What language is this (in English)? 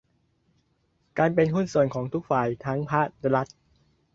Thai